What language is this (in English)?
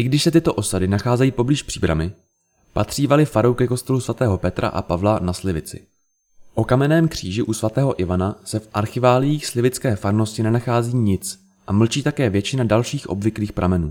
Czech